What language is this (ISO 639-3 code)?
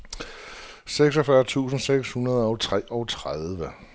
dan